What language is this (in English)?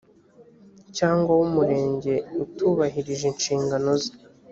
Kinyarwanda